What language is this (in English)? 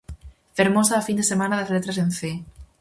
Galician